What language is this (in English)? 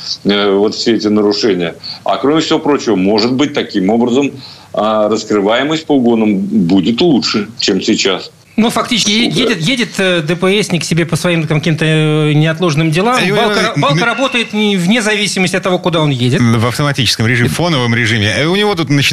Russian